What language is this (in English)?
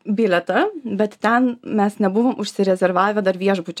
Lithuanian